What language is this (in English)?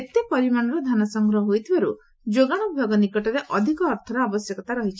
Odia